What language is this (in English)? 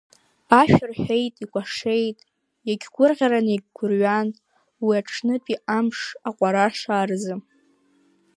Abkhazian